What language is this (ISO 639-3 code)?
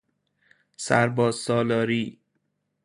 fas